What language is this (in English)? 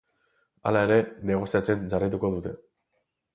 Basque